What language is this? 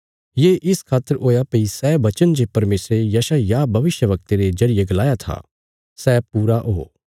Bilaspuri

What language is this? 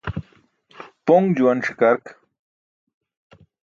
Burushaski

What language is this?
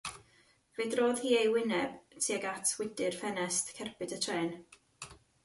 Welsh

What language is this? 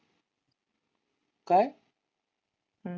Marathi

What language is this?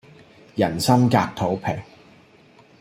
Cantonese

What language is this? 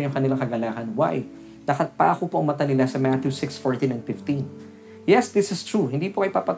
Filipino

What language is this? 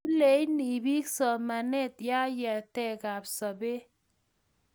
Kalenjin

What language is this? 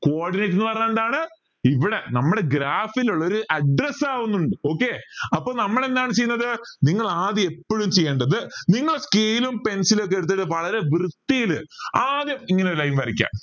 Malayalam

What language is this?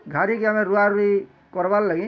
Odia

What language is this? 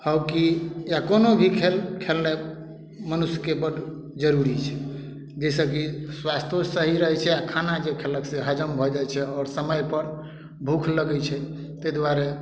Maithili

